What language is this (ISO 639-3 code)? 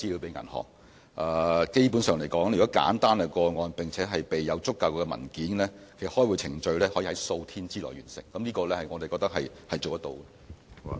yue